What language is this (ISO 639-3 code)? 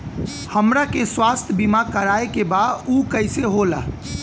bho